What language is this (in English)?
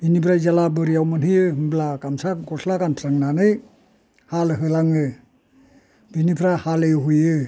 Bodo